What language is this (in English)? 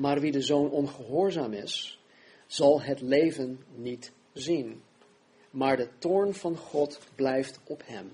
Dutch